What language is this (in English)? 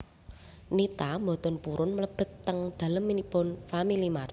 Javanese